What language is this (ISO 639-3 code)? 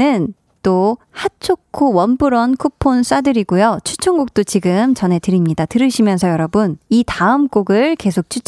kor